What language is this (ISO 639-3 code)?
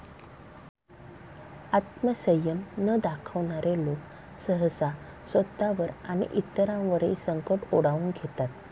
mar